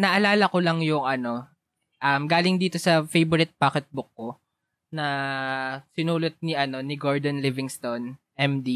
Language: Filipino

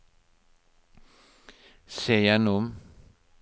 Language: Norwegian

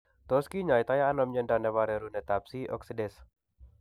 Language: Kalenjin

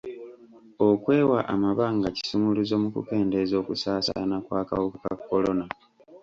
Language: Ganda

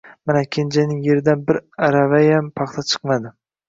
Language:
Uzbek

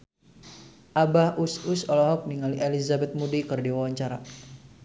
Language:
Sundanese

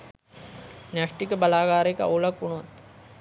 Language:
Sinhala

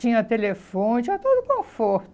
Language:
Portuguese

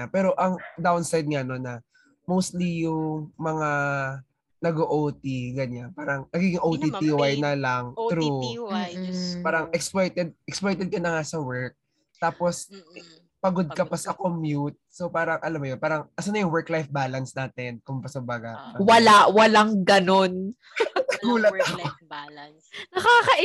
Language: Filipino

